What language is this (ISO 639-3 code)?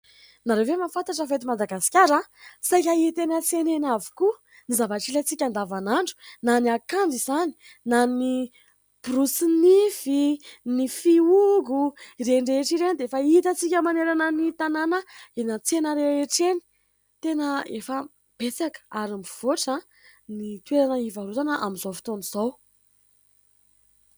mlg